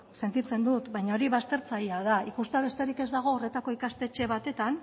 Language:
Basque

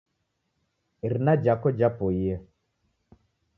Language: Taita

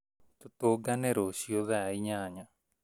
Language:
Kikuyu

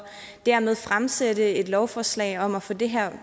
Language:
Danish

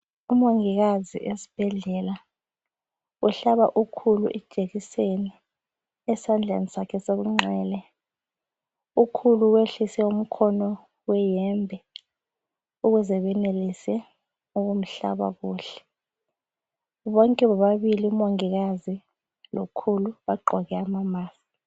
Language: North Ndebele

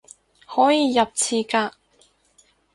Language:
Cantonese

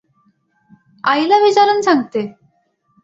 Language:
Marathi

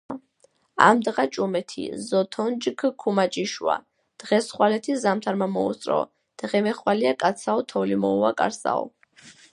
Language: Georgian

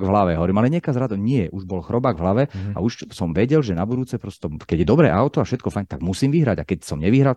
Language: Slovak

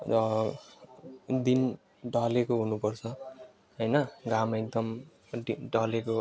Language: Nepali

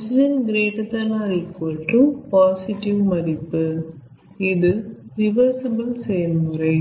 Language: Tamil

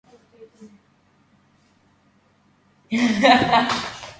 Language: Georgian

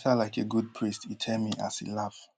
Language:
Nigerian Pidgin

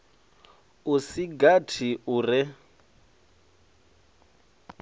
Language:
Venda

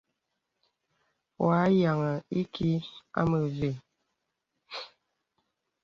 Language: Bebele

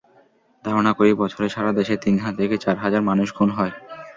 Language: Bangla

